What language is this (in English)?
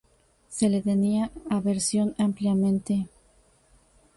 Spanish